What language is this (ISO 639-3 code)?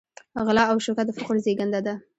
pus